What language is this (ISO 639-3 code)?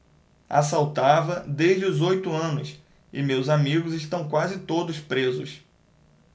por